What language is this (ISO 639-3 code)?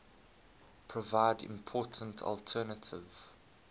eng